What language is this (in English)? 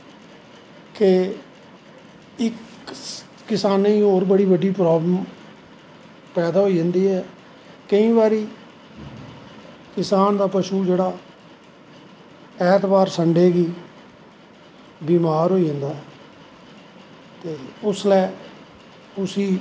Dogri